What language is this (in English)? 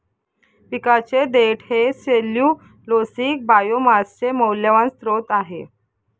Marathi